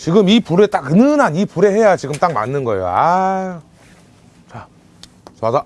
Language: Korean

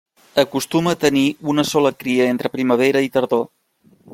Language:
Catalan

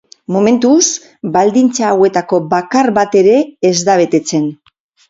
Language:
Basque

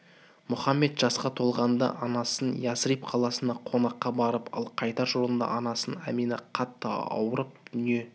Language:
Kazakh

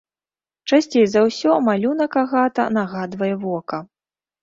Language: Belarusian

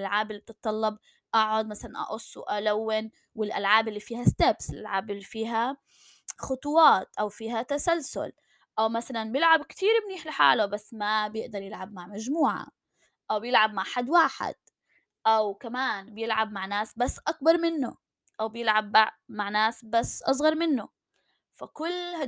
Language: Arabic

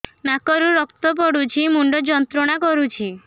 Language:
Odia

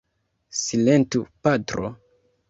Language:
Esperanto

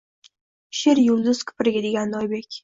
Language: Uzbek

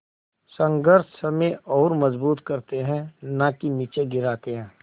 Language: Hindi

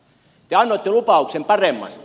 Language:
Finnish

